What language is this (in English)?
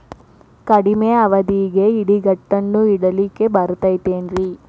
Kannada